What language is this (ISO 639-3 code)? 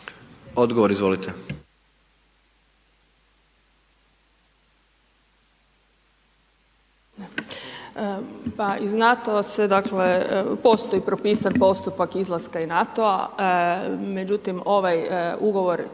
hrv